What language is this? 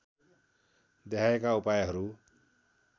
Nepali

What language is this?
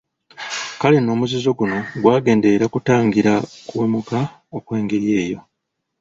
Ganda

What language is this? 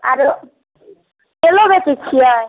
Maithili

